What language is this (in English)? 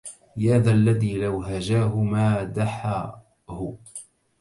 Arabic